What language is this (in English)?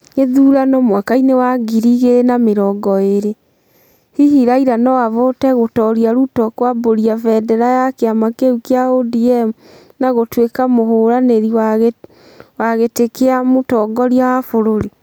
Kikuyu